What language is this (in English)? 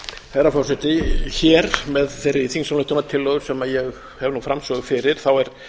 Icelandic